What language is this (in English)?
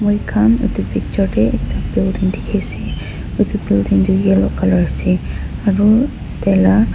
Naga Pidgin